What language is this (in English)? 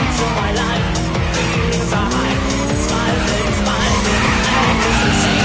Japanese